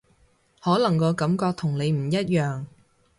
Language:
Cantonese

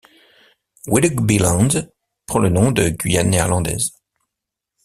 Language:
French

